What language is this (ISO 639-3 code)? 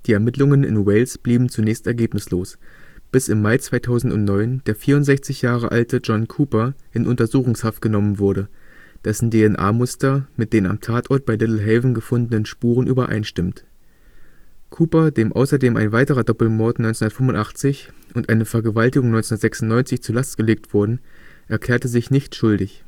deu